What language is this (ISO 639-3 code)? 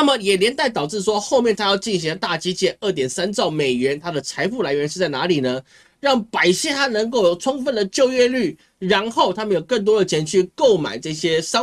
zho